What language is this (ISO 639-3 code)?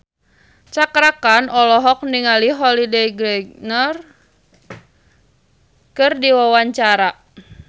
sun